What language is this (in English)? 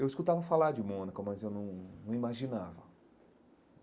Portuguese